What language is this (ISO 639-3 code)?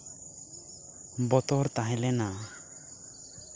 sat